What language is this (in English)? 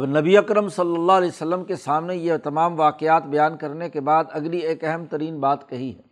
Urdu